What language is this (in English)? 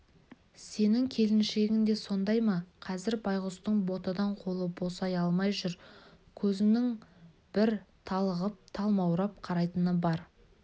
Kazakh